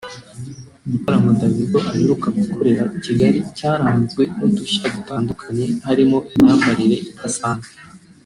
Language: Kinyarwanda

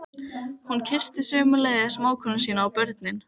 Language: Icelandic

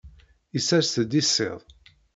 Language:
Kabyle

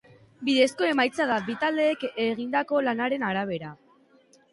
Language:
Basque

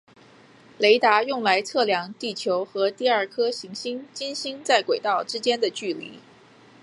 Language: Chinese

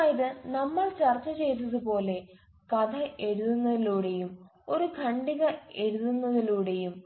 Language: Malayalam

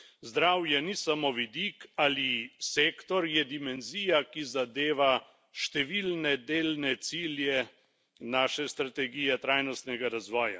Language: Slovenian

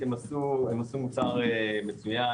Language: Hebrew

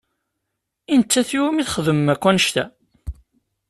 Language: Kabyle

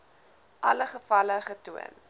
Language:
Afrikaans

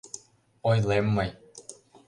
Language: Mari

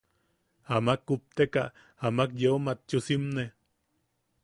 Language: Yaqui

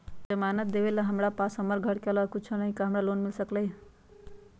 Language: Magahi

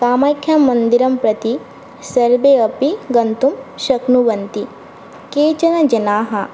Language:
Sanskrit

